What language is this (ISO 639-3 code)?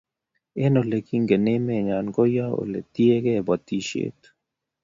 kln